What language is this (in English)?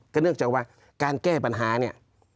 Thai